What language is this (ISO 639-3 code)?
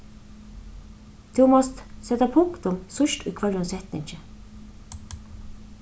fao